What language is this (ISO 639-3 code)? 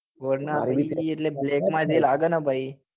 guj